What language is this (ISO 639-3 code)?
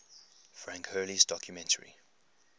eng